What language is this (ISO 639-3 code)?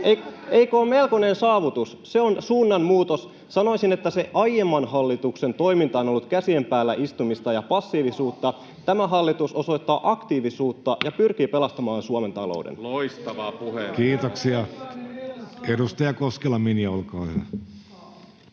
fin